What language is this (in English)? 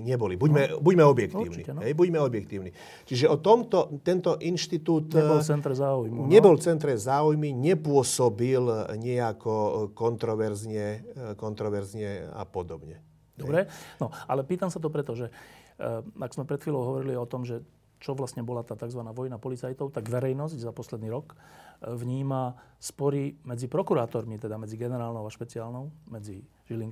Slovak